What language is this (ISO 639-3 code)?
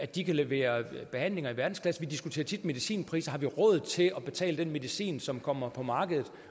dan